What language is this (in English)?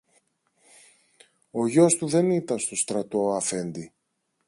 Greek